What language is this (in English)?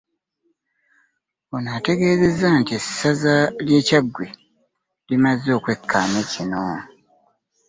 Ganda